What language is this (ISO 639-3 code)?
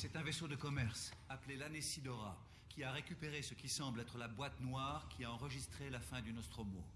fra